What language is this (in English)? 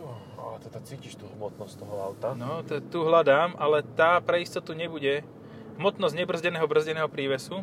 Slovak